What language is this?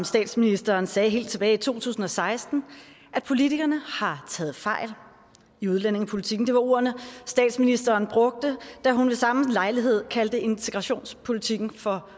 Danish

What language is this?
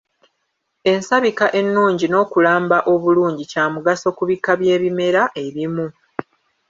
Ganda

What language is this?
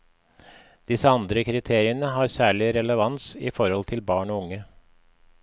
Norwegian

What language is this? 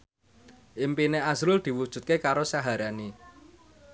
Javanese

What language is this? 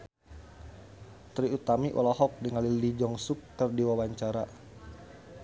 Sundanese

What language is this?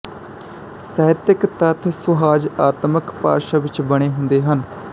Punjabi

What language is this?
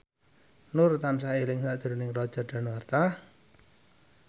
Javanese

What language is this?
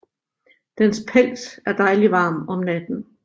Danish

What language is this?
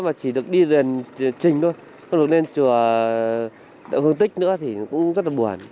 Vietnamese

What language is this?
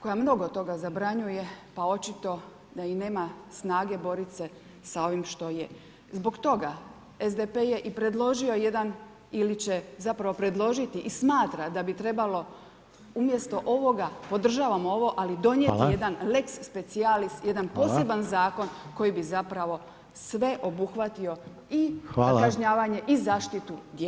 Croatian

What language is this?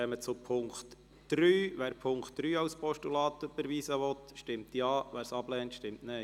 Swiss German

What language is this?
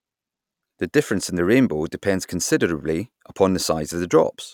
English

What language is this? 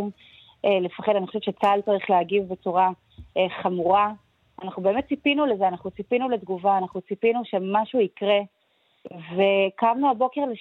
Hebrew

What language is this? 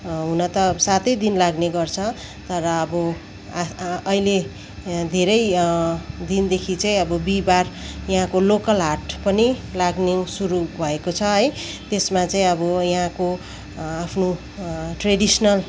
Nepali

